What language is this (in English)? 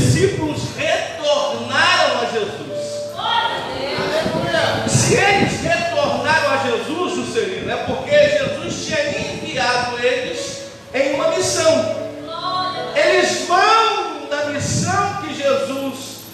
Portuguese